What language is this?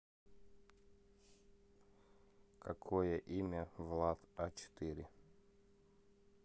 Russian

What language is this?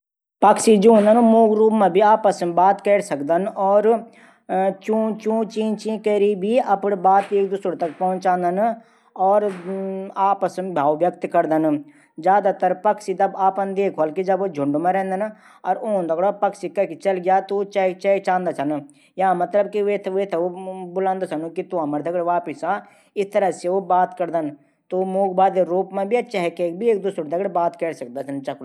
Garhwali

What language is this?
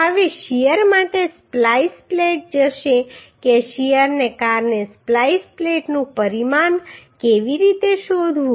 Gujarati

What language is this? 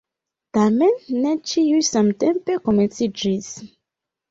Esperanto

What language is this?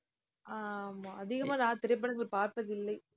Tamil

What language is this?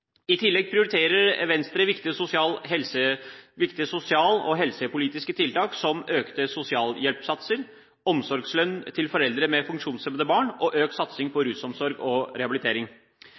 Norwegian Bokmål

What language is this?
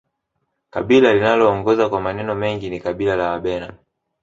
Swahili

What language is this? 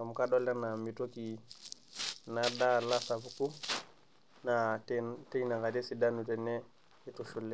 Masai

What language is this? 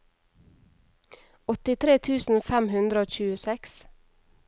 Norwegian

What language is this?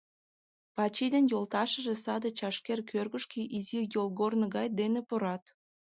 Mari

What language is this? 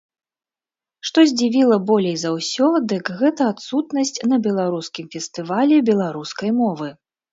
Belarusian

